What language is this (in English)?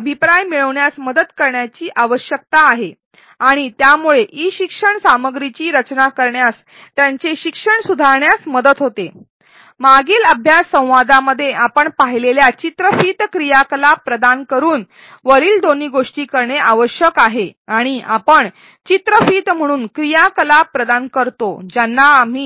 Marathi